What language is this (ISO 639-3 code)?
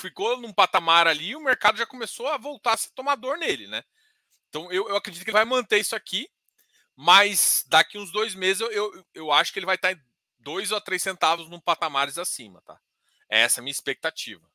por